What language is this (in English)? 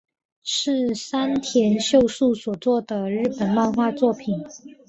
Chinese